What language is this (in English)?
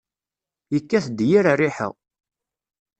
Kabyle